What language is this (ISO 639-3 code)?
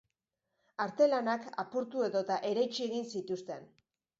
eus